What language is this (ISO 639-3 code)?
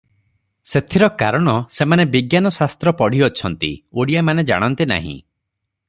ori